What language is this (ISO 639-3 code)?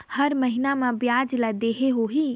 hne